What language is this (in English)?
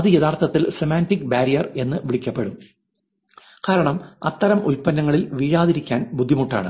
Malayalam